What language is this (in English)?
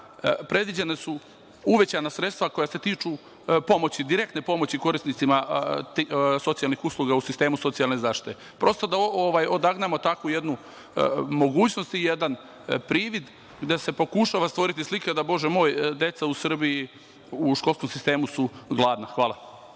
Serbian